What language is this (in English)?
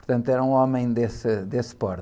Portuguese